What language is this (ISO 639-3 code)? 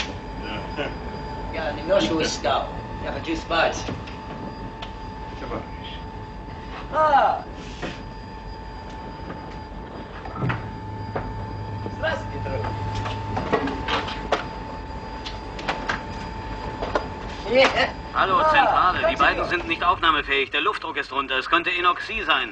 deu